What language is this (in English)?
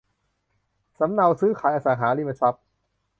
Thai